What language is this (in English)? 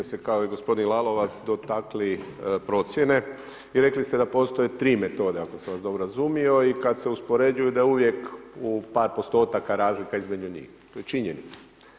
Croatian